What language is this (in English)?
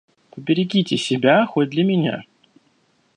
Russian